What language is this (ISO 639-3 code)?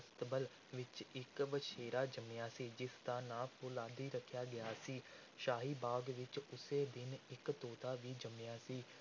pan